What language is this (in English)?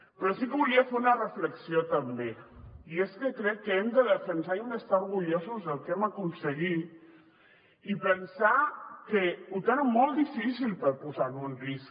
Catalan